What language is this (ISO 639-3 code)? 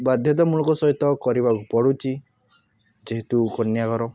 ori